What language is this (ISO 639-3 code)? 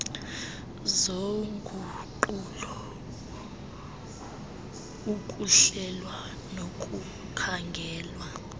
xho